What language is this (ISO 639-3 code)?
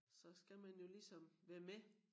dan